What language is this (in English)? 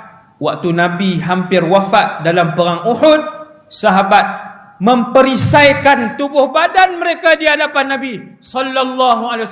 Malay